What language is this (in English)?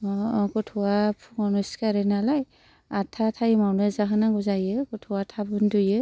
Bodo